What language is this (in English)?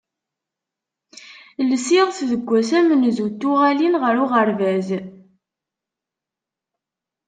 Kabyle